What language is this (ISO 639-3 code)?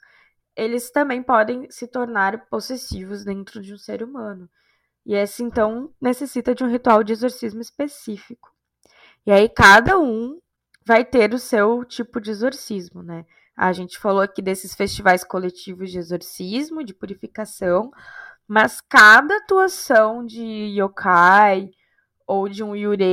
por